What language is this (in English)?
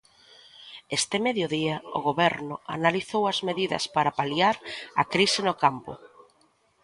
Galician